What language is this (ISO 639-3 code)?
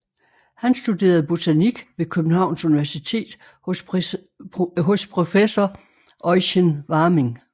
dan